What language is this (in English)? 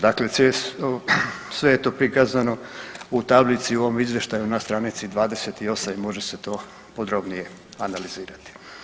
Croatian